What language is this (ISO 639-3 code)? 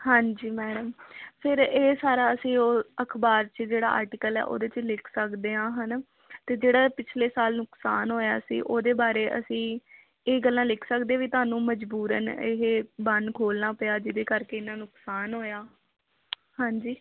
pan